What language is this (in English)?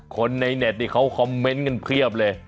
Thai